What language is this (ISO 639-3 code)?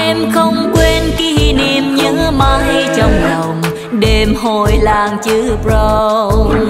vie